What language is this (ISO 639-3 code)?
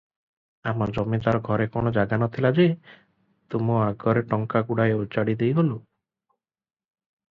ori